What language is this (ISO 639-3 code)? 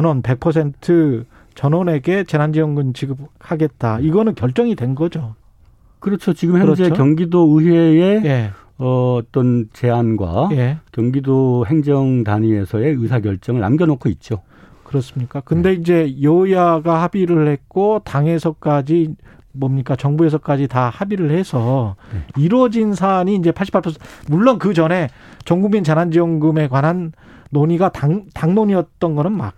kor